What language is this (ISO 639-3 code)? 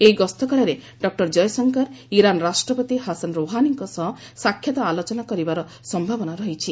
ori